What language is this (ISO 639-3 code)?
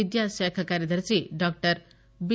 tel